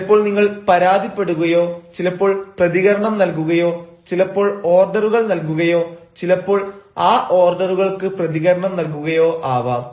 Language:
Malayalam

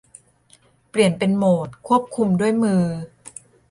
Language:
Thai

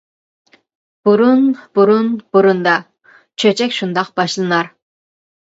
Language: Uyghur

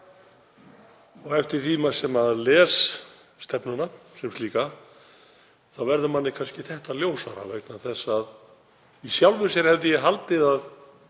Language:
Icelandic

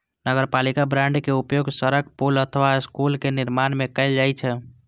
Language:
Maithili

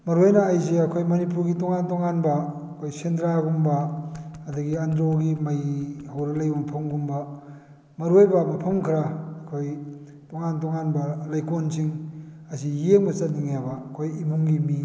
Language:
Manipuri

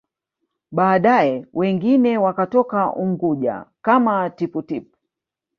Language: Swahili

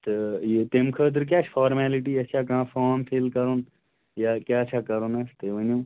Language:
Kashmiri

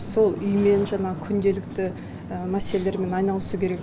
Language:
Kazakh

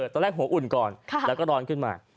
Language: Thai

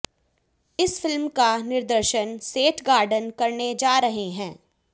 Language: Hindi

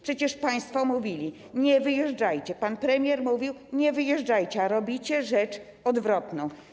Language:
Polish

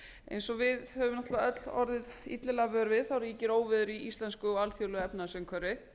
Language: Icelandic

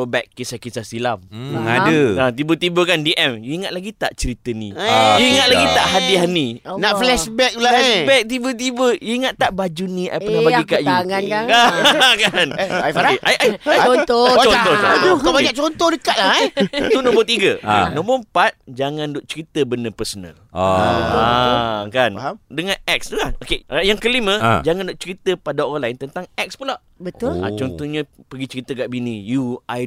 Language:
Malay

